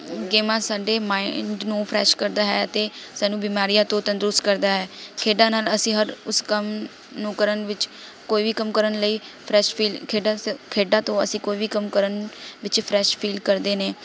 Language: Punjabi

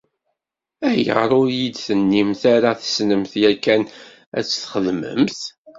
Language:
Kabyle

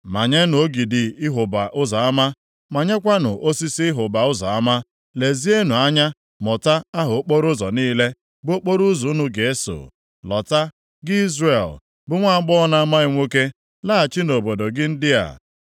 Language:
Igbo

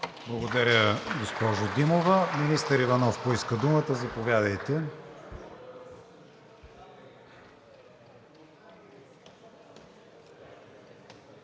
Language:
Bulgarian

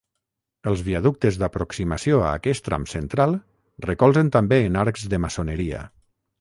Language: Catalan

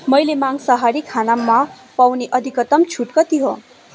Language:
Nepali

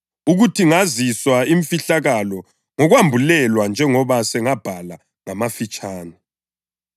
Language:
North Ndebele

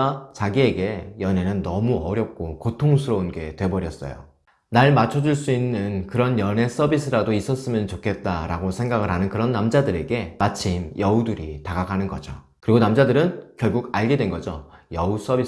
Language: Korean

